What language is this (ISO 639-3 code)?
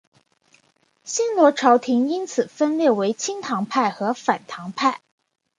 zho